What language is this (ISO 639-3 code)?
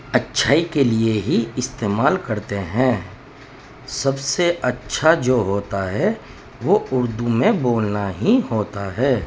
urd